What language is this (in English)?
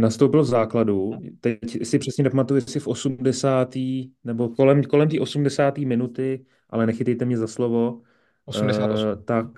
Czech